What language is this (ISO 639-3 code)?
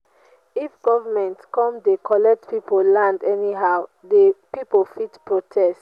pcm